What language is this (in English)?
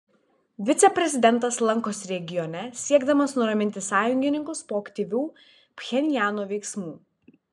Lithuanian